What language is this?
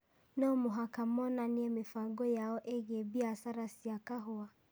Kikuyu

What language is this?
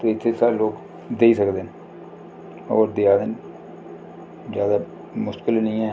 Dogri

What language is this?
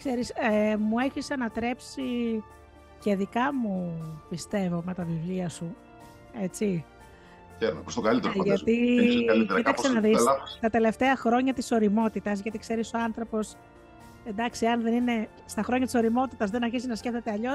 Greek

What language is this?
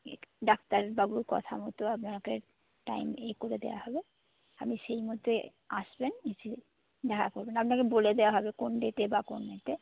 Bangla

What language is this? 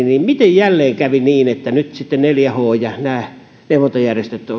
Finnish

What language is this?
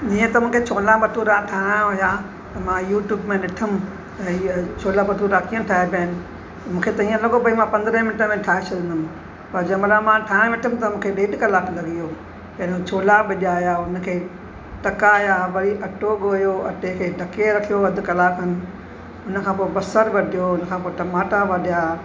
Sindhi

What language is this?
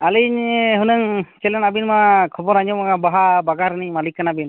Santali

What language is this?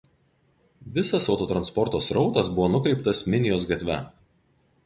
Lithuanian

